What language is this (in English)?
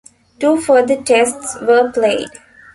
English